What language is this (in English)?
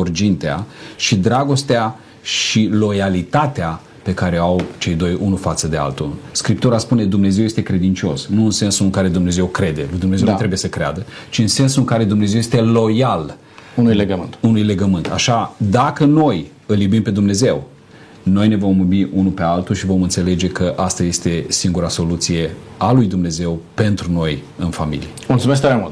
Romanian